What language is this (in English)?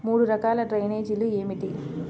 Telugu